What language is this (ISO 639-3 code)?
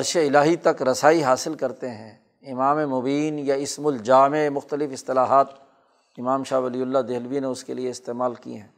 urd